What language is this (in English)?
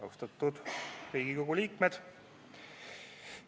Estonian